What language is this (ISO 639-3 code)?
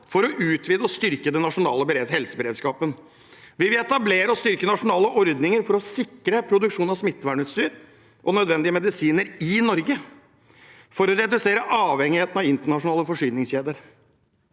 nor